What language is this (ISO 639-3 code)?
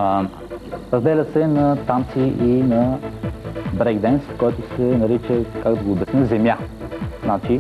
bul